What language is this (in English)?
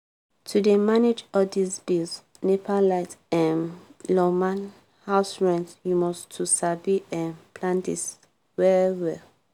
Nigerian Pidgin